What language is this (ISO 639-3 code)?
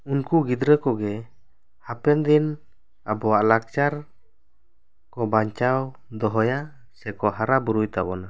sat